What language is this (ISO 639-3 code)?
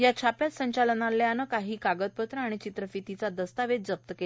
mar